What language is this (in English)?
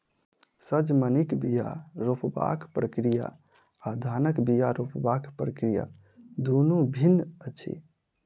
Maithili